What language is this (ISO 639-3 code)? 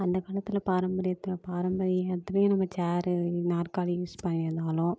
tam